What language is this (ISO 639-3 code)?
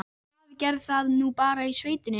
isl